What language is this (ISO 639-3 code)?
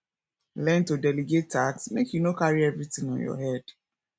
pcm